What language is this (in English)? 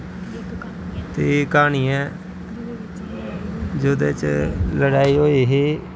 Dogri